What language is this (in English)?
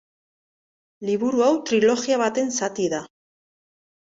Basque